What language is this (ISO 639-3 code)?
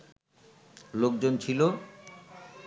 ben